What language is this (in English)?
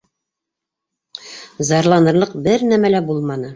Bashkir